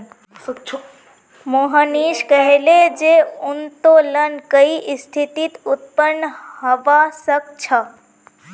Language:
Magahi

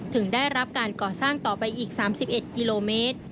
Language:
Thai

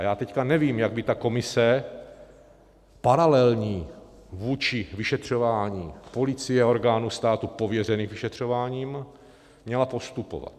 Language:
Czech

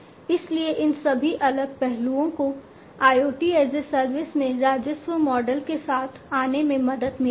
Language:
Hindi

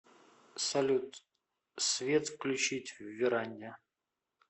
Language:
Russian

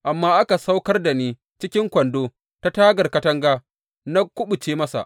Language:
Hausa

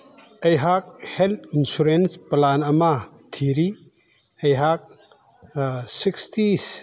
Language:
Manipuri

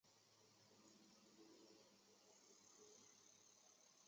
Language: Chinese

